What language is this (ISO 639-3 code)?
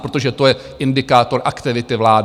ces